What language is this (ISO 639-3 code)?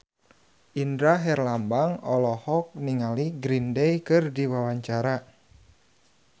sun